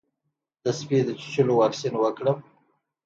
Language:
Pashto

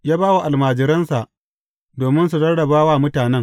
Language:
Hausa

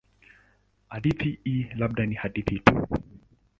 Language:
Swahili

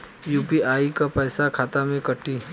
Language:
Bhojpuri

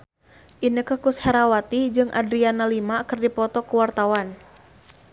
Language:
Sundanese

